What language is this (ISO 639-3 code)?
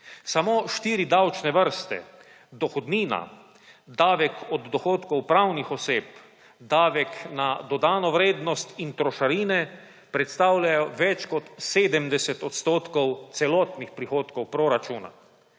slv